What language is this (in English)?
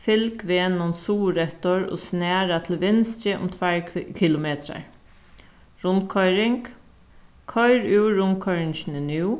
Faroese